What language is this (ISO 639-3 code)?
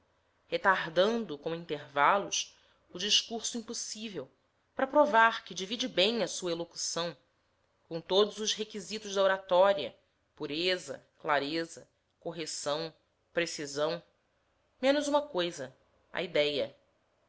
por